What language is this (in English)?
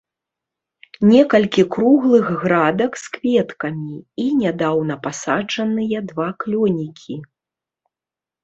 Belarusian